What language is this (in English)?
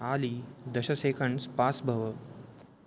Sanskrit